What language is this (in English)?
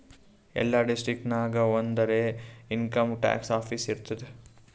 Kannada